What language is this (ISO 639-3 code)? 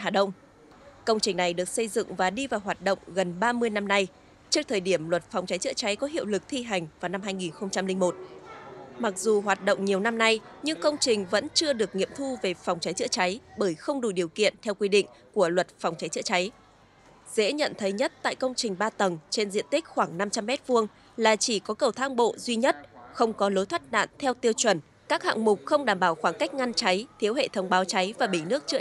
vie